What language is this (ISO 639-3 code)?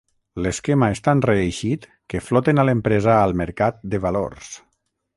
cat